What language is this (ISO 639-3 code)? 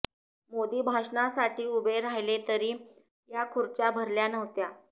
mar